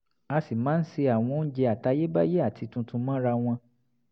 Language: Yoruba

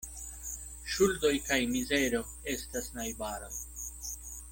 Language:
Esperanto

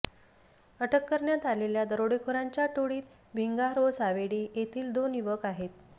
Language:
Marathi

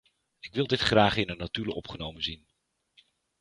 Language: Dutch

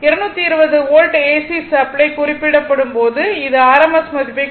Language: Tamil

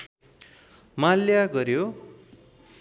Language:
Nepali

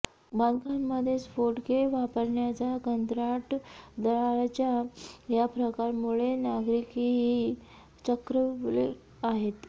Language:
Marathi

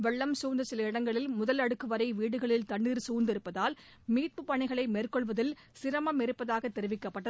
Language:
Tamil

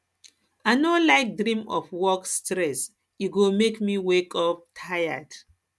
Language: Nigerian Pidgin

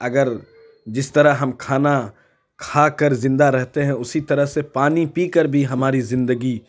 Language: Urdu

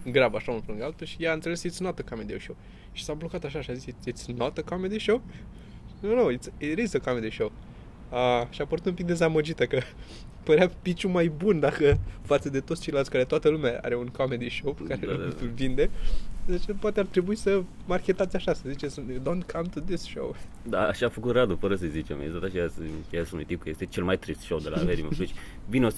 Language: Romanian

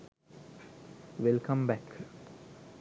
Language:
Sinhala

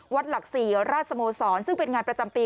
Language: Thai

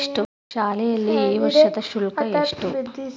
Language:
Kannada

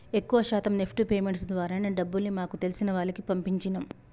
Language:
Telugu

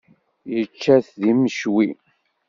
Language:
Kabyle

